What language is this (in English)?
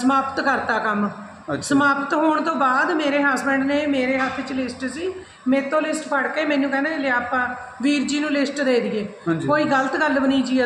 Punjabi